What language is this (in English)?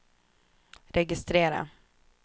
Swedish